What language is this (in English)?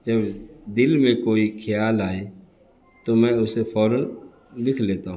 Urdu